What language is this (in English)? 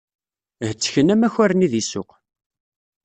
Kabyle